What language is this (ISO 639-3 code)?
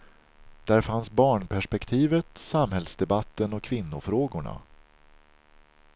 swe